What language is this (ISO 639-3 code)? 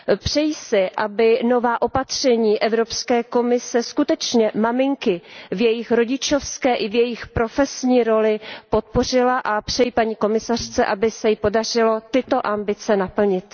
ces